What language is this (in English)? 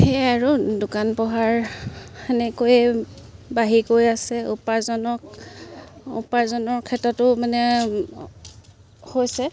Assamese